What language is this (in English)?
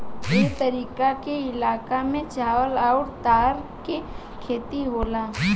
Bhojpuri